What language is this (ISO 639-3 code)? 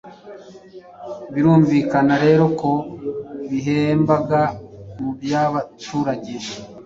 kin